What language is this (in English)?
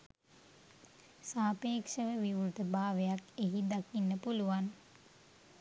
Sinhala